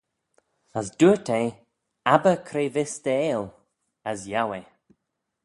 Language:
Manx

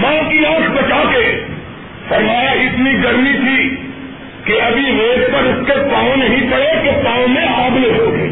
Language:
Urdu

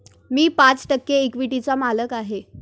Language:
Marathi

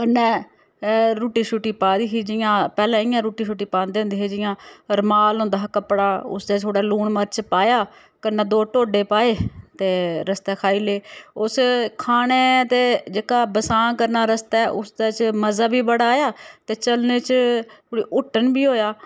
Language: Dogri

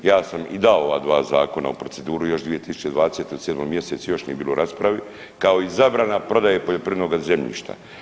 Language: Croatian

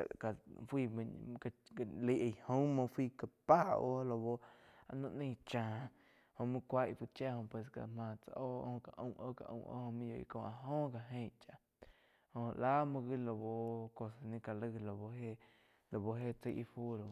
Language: Quiotepec Chinantec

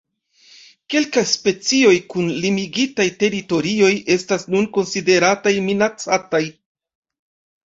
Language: Esperanto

